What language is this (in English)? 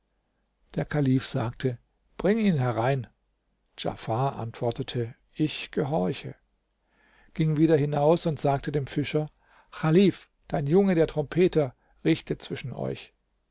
German